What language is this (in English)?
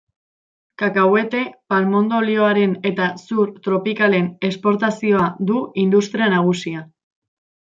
Basque